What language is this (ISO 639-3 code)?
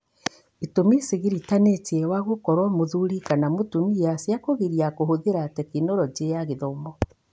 kik